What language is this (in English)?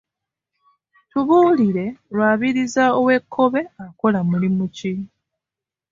Ganda